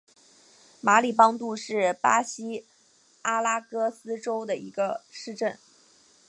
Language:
Chinese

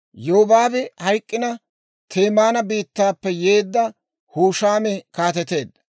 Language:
Dawro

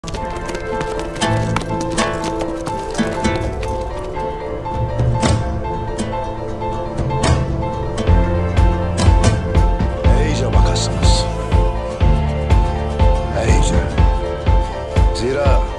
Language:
Turkish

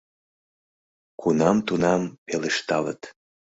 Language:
Mari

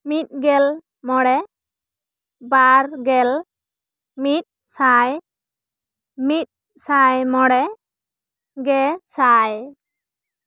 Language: Santali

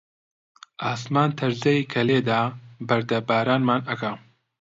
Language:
Central Kurdish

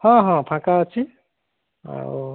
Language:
Odia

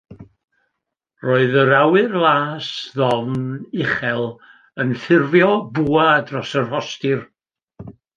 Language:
Welsh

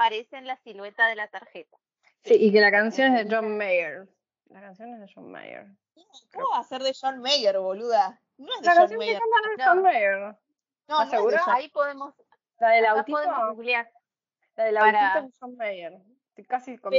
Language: Spanish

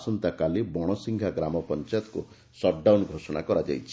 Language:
Odia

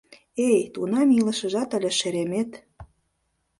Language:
Mari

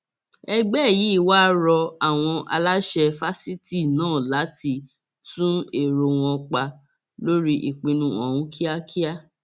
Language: Yoruba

